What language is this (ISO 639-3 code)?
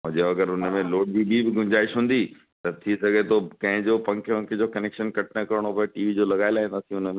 snd